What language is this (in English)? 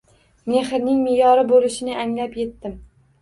Uzbek